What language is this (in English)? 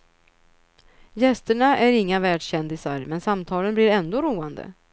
Swedish